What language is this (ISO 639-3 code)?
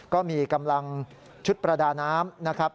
tha